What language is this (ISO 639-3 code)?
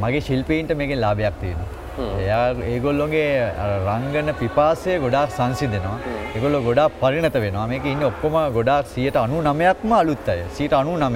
ind